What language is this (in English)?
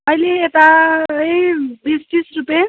Nepali